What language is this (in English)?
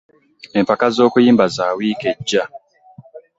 Ganda